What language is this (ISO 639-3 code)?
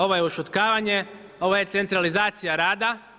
hrv